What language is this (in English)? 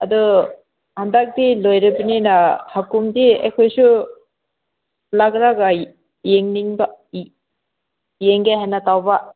Manipuri